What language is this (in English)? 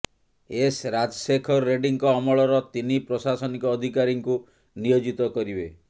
Odia